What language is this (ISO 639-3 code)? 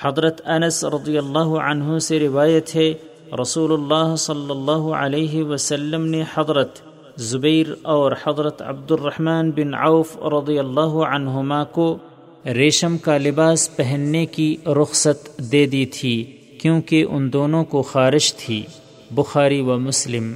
urd